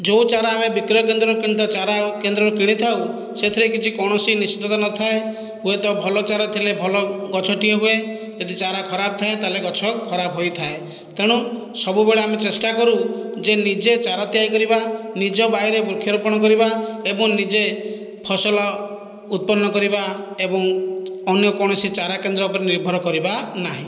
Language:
Odia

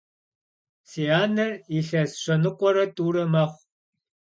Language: Kabardian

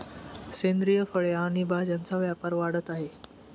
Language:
Marathi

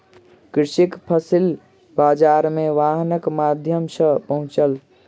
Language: Maithili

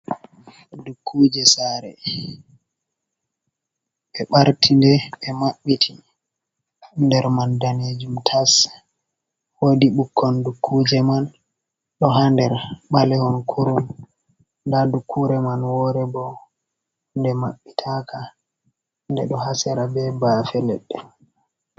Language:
Fula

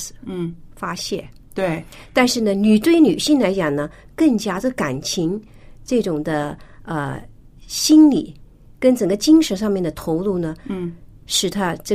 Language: Chinese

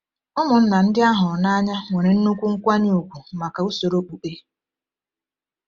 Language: Igbo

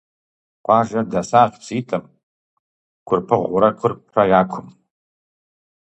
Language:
Kabardian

